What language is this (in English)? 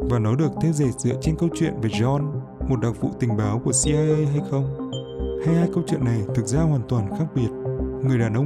Vietnamese